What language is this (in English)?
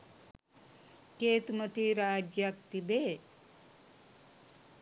Sinhala